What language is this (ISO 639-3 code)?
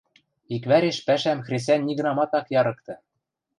mrj